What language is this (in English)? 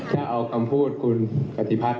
Thai